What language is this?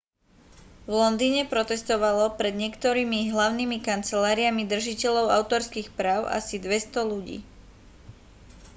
Slovak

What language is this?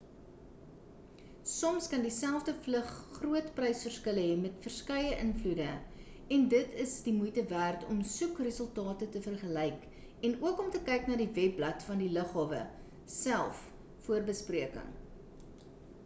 Afrikaans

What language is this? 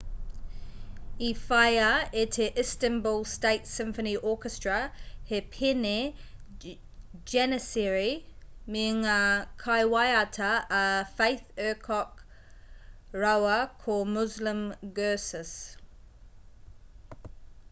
Māori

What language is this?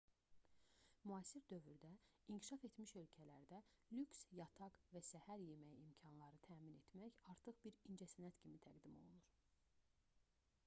Azerbaijani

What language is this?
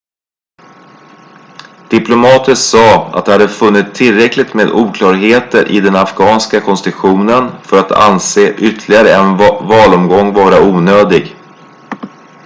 Swedish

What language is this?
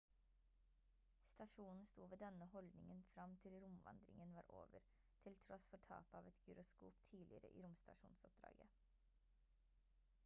Norwegian Bokmål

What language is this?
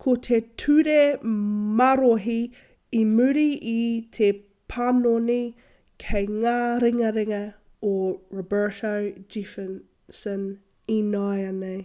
Māori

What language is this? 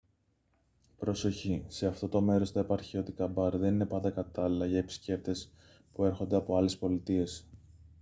Greek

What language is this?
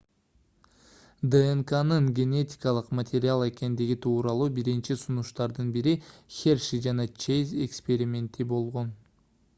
Kyrgyz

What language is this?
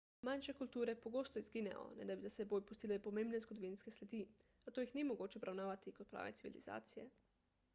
Slovenian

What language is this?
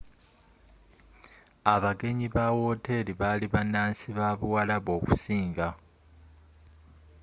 Ganda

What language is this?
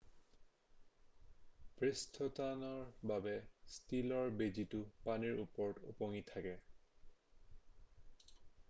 Assamese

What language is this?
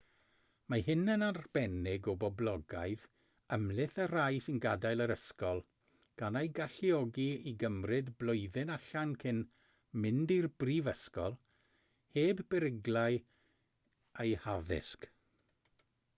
Welsh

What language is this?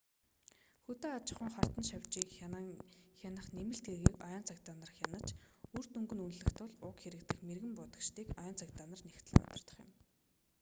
Mongolian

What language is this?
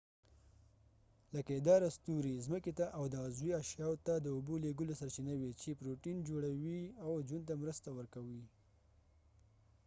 Pashto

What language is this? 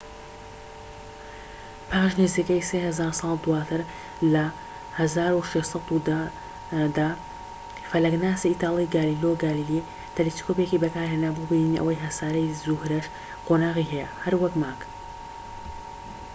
Central Kurdish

